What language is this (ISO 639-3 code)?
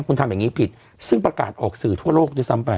tha